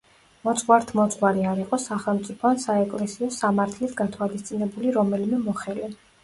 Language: Georgian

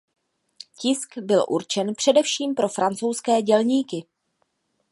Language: Czech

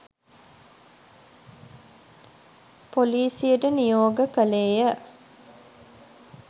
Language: Sinhala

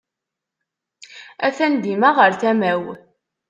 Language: Kabyle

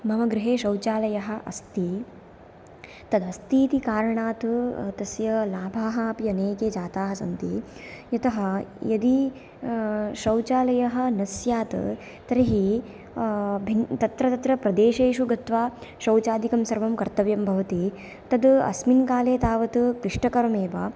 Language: Sanskrit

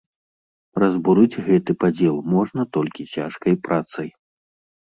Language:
Belarusian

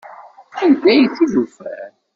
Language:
Kabyle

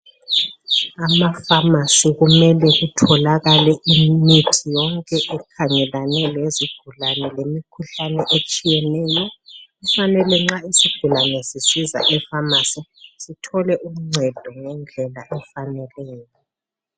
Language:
North Ndebele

